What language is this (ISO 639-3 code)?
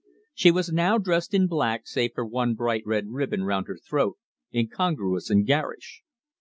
eng